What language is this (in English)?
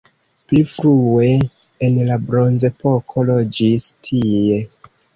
Esperanto